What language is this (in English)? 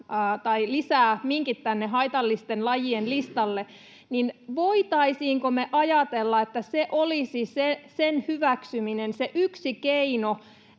Finnish